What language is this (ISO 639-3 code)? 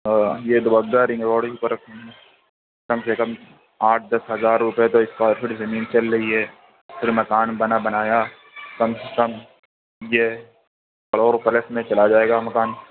urd